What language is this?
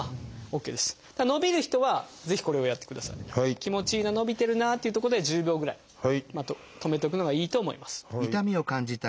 Japanese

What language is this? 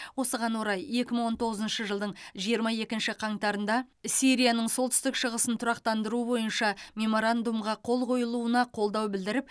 Kazakh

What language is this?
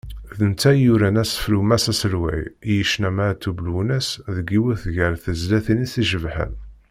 Kabyle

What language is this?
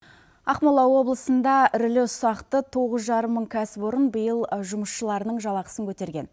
Kazakh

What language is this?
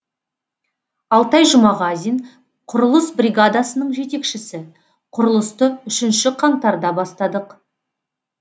Kazakh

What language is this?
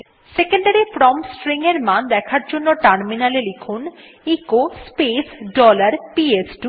Bangla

